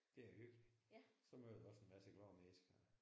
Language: Danish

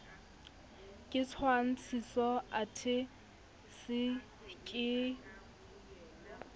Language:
Southern Sotho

